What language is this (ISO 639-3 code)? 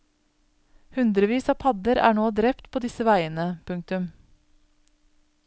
nor